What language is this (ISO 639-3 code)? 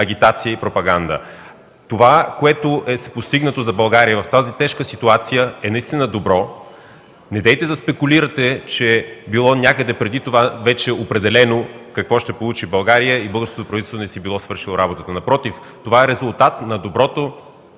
bul